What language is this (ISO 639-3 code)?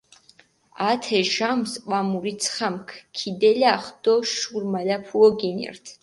xmf